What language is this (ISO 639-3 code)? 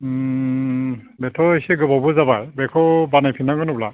brx